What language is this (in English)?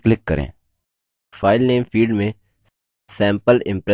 Hindi